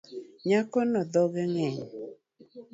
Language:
Luo (Kenya and Tanzania)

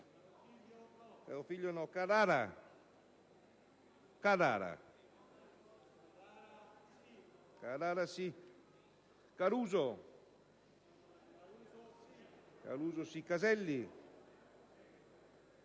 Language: Italian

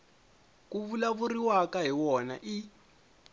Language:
Tsonga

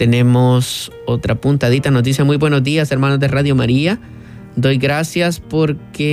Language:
Spanish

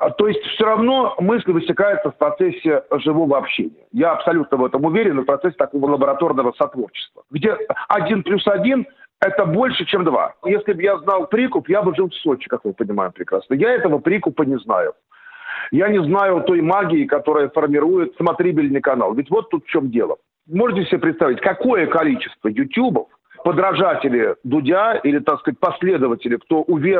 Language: Russian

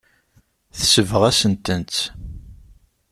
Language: Kabyle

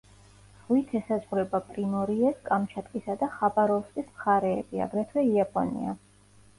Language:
Georgian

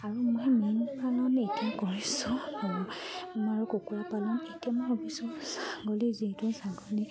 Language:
Assamese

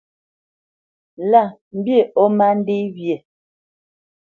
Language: Bamenyam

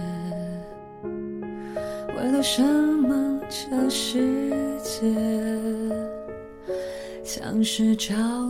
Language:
Chinese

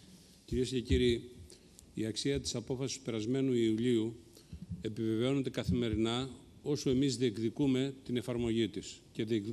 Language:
Greek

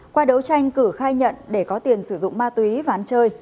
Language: Vietnamese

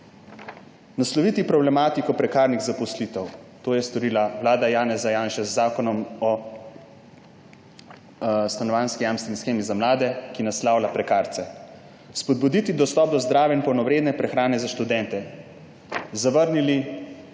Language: Slovenian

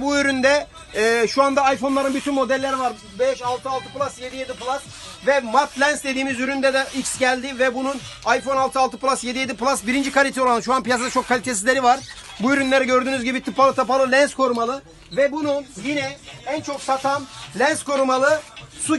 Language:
Turkish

